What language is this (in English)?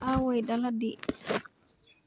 Somali